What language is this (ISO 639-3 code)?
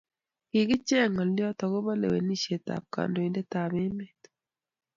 kln